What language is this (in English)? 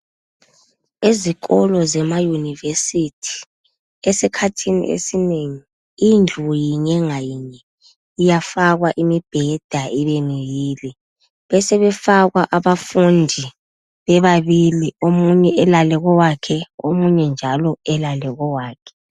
North Ndebele